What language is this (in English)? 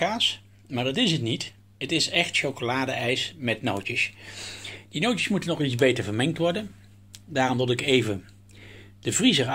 Dutch